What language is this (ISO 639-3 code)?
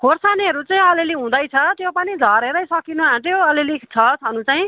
nep